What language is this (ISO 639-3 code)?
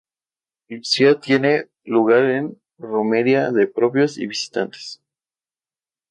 spa